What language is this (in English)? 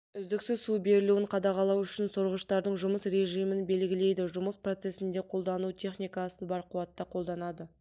Kazakh